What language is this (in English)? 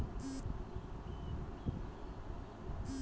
Magahi